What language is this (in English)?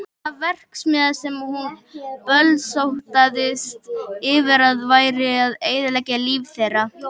Icelandic